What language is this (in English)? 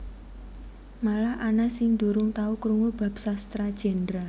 Javanese